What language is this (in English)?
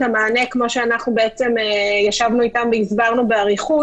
Hebrew